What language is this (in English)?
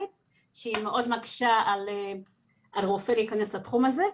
Hebrew